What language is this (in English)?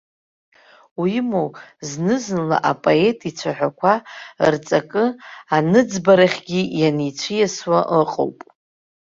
Abkhazian